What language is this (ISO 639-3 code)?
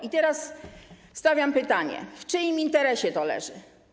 pol